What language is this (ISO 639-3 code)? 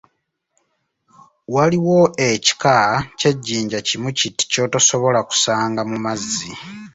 lug